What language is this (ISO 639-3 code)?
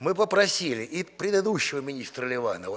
rus